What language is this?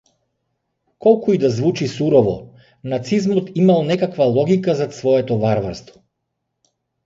Macedonian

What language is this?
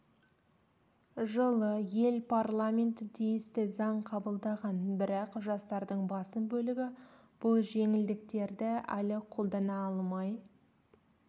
Kazakh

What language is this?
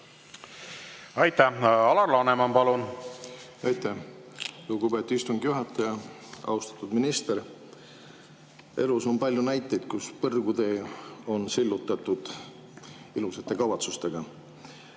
Estonian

